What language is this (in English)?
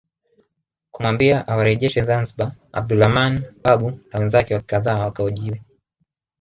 Swahili